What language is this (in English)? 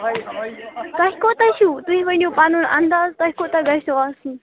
Kashmiri